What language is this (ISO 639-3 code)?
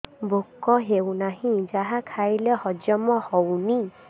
ori